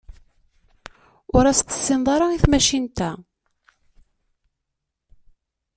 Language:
Kabyle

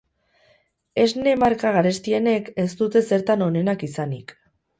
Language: Basque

